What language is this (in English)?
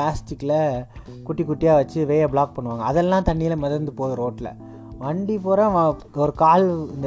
Tamil